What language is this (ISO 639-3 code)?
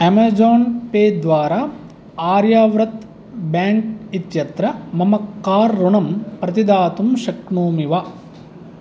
san